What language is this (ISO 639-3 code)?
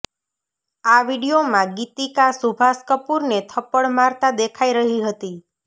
guj